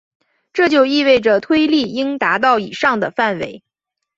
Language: Chinese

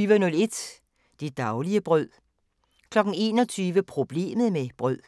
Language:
Danish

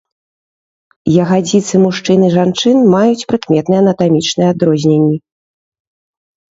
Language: Belarusian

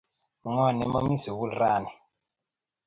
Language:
Kalenjin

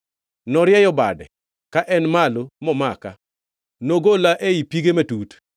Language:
Luo (Kenya and Tanzania)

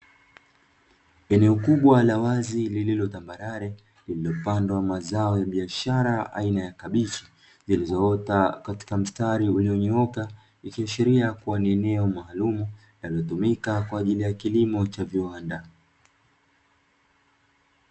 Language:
Swahili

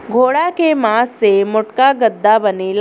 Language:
Bhojpuri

